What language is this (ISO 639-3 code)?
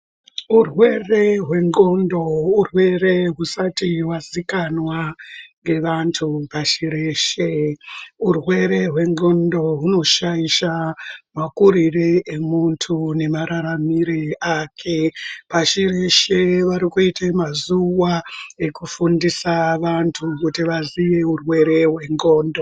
ndc